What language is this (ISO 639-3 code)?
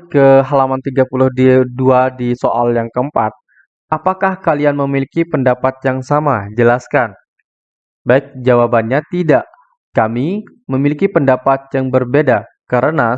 ind